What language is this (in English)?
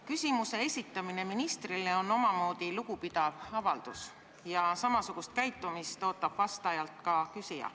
Estonian